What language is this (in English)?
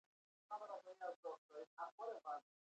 Pashto